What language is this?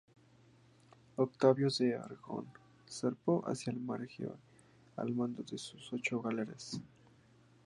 Spanish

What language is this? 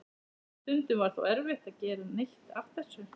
Icelandic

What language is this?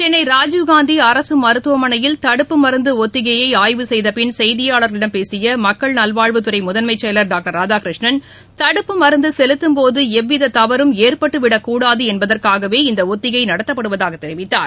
Tamil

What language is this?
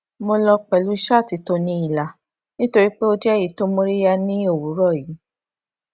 Yoruba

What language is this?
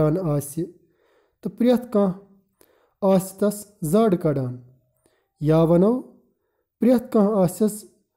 Turkish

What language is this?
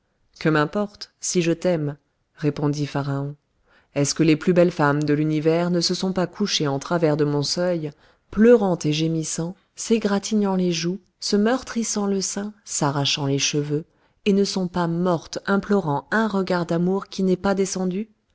French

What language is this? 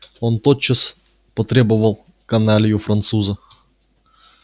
Russian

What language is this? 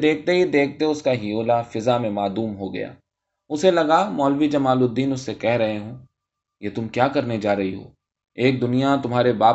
Urdu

